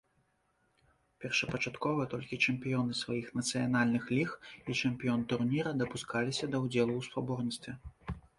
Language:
Belarusian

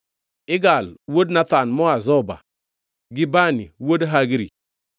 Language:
Luo (Kenya and Tanzania)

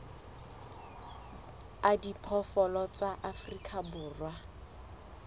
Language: Southern Sotho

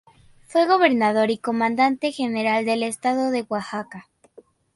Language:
Spanish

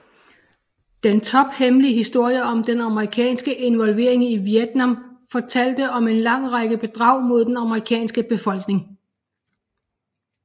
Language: Danish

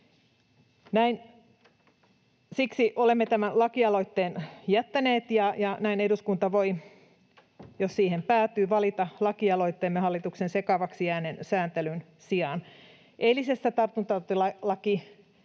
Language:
Finnish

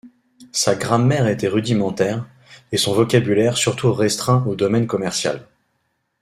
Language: French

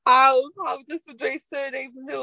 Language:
Welsh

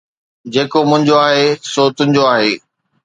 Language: Sindhi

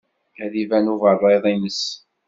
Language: Kabyle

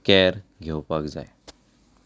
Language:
Konkani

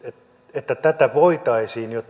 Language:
Finnish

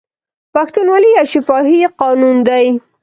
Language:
Pashto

